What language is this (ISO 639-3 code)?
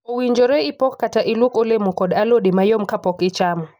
luo